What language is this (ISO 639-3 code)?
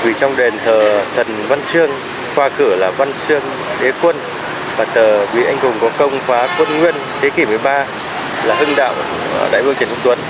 vie